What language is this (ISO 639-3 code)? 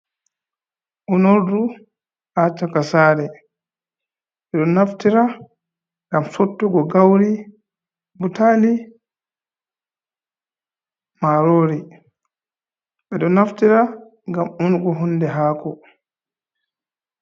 ful